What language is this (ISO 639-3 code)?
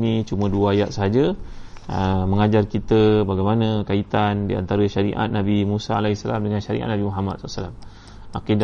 msa